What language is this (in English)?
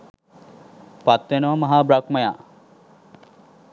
Sinhala